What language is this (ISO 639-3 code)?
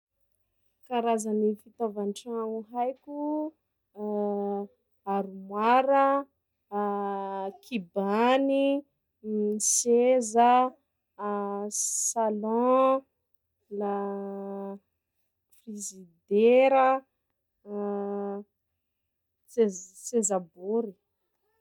skg